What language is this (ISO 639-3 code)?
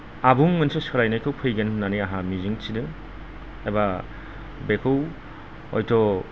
brx